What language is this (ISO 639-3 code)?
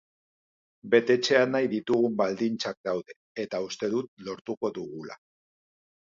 eus